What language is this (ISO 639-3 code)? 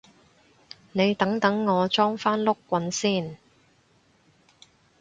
yue